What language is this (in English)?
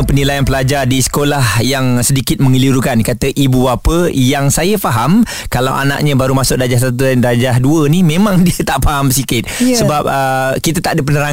Malay